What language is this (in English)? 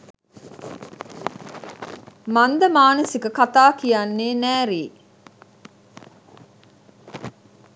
Sinhala